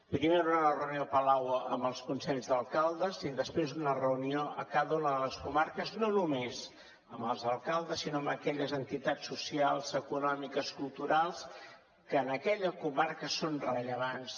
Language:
Catalan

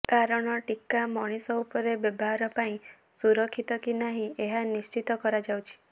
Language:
Odia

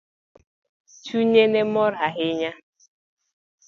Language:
Luo (Kenya and Tanzania)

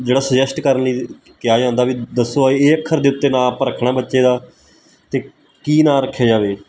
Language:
Punjabi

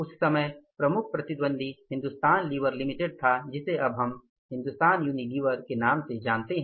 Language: Hindi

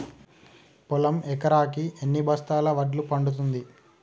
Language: Telugu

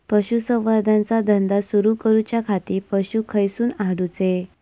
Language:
Marathi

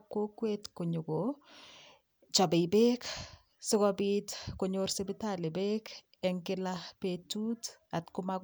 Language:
Kalenjin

